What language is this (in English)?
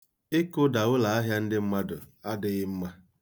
Igbo